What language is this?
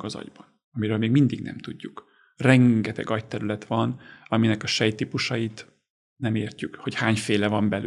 Hungarian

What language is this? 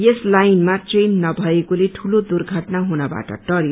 Nepali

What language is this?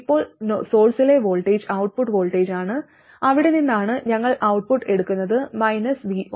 Malayalam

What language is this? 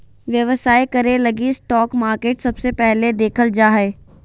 Magahi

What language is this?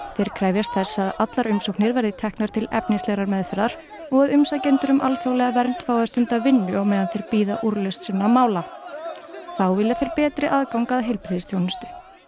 Icelandic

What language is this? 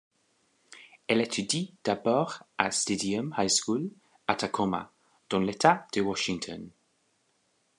French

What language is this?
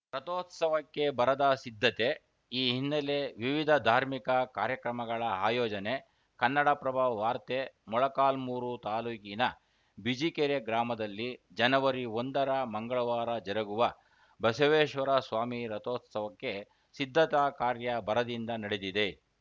Kannada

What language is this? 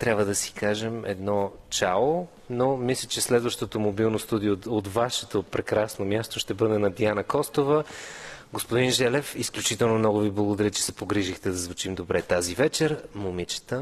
Bulgarian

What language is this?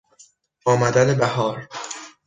Persian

